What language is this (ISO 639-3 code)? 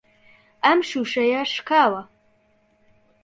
ckb